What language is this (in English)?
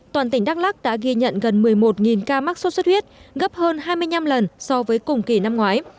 Vietnamese